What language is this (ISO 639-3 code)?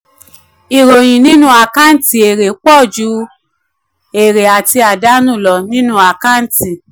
yor